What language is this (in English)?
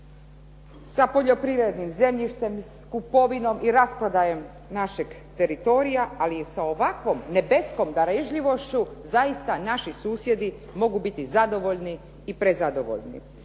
Croatian